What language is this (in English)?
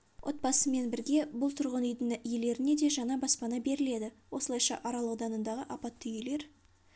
Kazakh